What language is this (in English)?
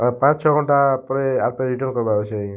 Odia